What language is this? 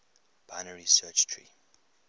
English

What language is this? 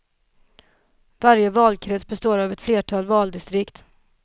Swedish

